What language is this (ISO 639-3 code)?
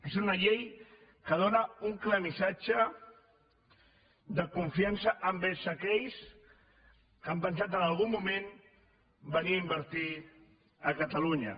cat